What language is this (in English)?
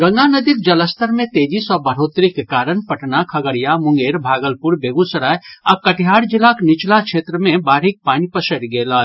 Maithili